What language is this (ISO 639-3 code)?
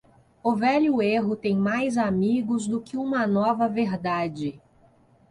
por